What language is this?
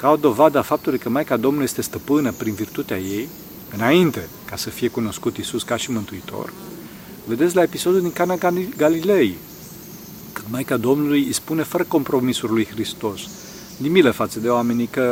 Romanian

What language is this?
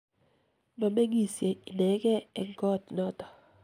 Kalenjin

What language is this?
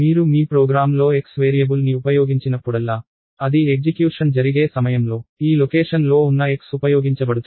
Telugu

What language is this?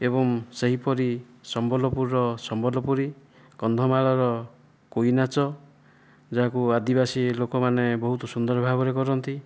Odia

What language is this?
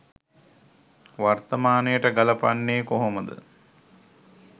Sinhala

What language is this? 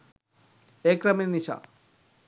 Sinhala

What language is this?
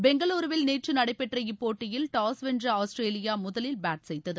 Tamil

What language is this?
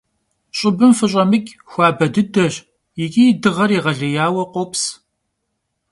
Kabardian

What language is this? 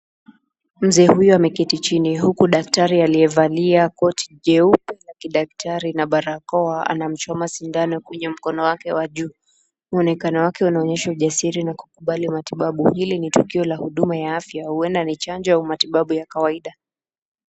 Swahili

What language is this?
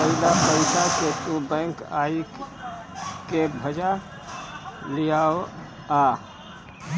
Bhojpuri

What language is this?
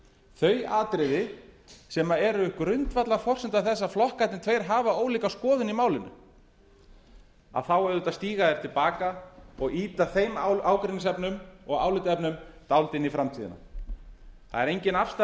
Icelandic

